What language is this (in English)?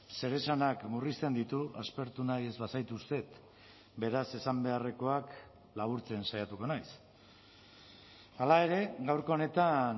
Basque